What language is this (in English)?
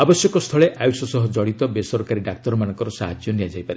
Odia